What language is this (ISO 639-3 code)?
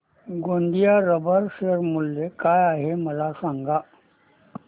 mar